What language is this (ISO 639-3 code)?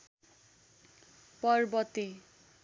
nep